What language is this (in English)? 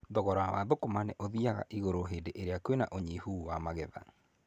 Kikuyu